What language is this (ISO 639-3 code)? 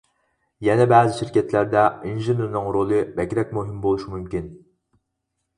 uig